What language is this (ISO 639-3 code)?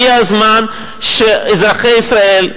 heb